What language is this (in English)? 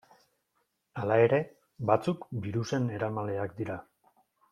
Basque